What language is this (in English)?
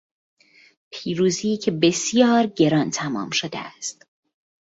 Persian